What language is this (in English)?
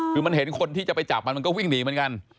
Thai